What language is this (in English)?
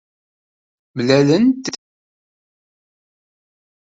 Kabyle